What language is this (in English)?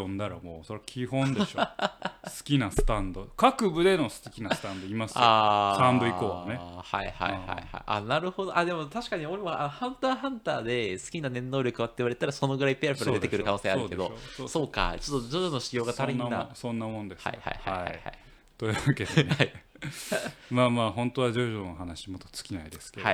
Japanese